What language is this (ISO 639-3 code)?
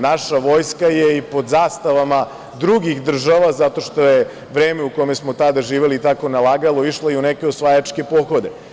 srp